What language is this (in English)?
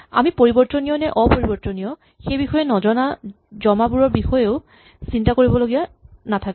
Assamese